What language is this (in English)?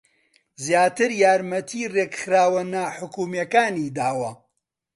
Central Kurdish